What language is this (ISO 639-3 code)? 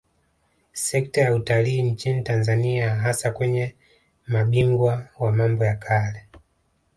swa